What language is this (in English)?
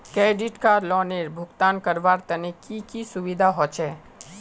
Magahi